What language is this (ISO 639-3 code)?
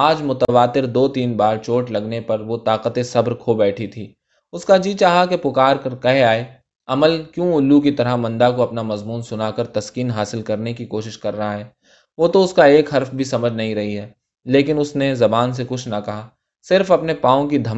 urd